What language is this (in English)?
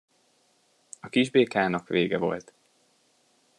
Hungarian